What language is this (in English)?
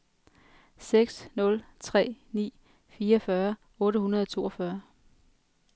Danish